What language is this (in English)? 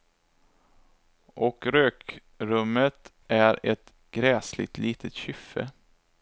Swedish